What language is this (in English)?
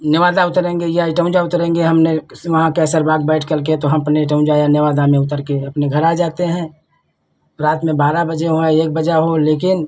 Hindi